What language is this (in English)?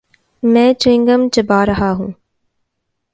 Urdu